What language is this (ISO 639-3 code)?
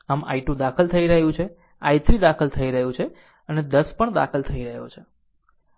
guj